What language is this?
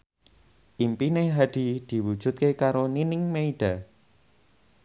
Javanese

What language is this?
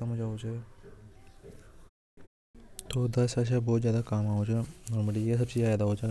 Hadothi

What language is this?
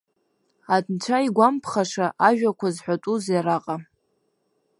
Abkhazian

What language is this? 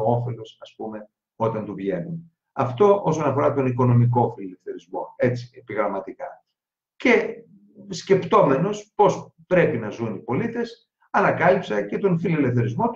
Greek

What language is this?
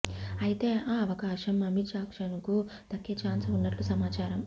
Telugu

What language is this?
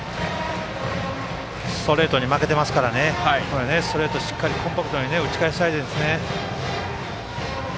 Japanese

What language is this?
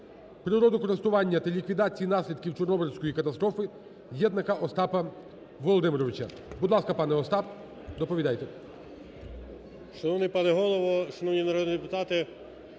Ukrainian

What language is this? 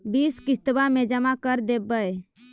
Magahi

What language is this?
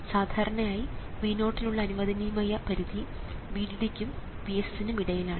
Malayalam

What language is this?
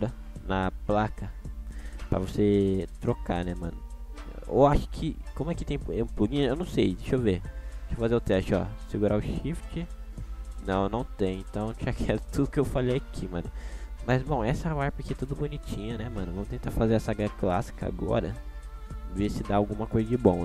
Portuguese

